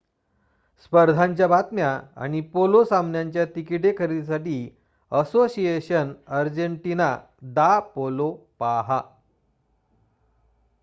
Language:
Marathi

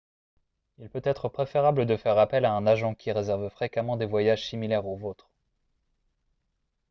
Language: French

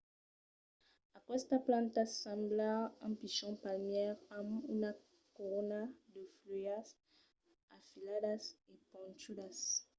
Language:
Occitan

